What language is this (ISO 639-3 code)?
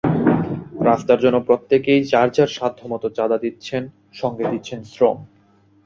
ben